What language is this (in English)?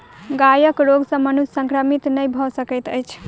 Maithili